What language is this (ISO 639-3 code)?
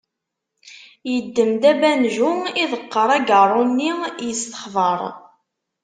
kab